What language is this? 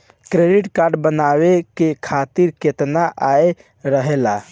Bhojpuri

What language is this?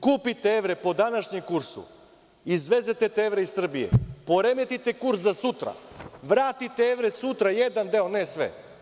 Serbian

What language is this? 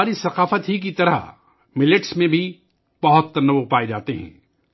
Urdu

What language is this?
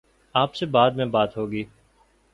Urdu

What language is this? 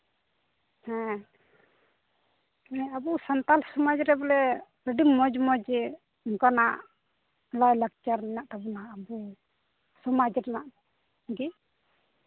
Santali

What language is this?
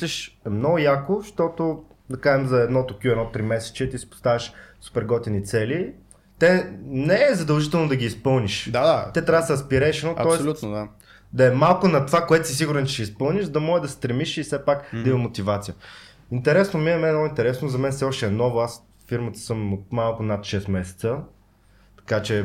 Bulgarian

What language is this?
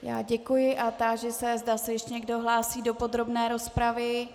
Czech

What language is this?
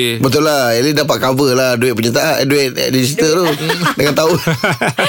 Malay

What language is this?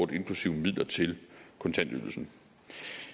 Danish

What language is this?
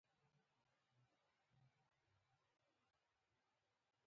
Pashto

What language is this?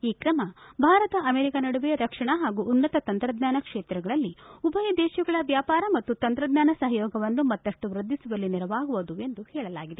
Kannada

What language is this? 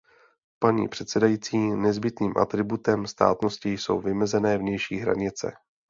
Czech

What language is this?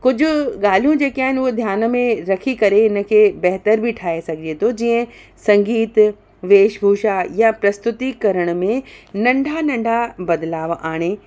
Sindhi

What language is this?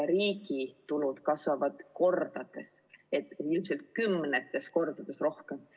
Estonian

